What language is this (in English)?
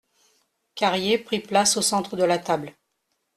French